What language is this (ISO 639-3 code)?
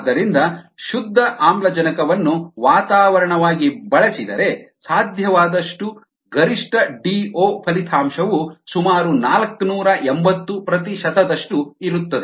kan